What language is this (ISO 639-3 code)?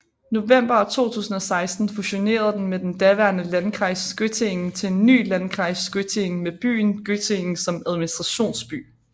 dan